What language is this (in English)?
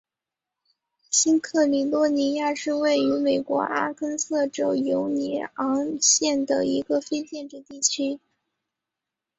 Chinese